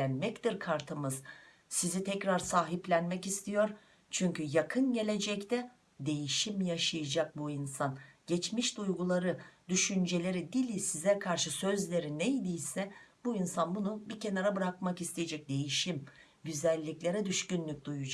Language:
Turkish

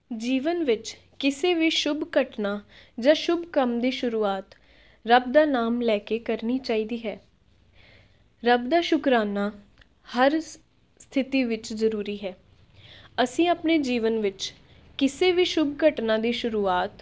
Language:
Punjabi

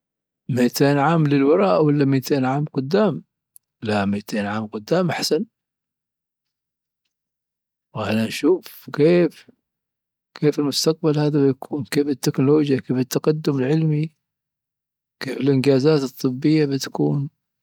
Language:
Dhofari Arabic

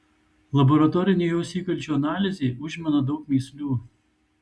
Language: Lithuanian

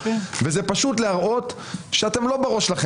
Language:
Hebrew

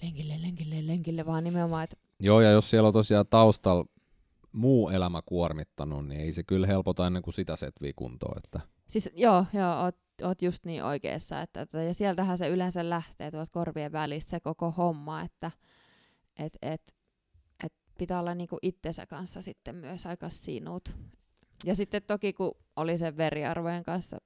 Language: Finnish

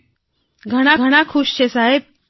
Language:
Gujarati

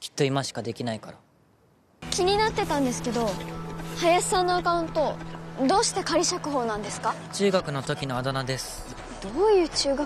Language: Japanese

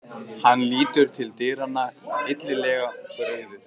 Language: Icelandic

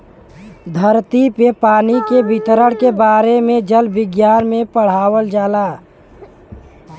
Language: Bhojpuri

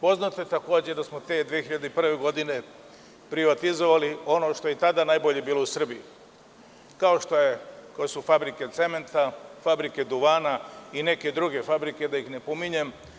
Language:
Serbian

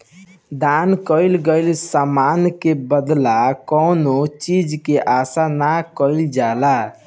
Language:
Bhojpuri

